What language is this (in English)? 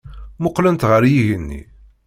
Kabyle